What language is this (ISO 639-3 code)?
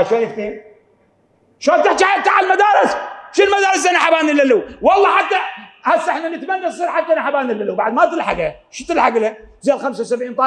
ara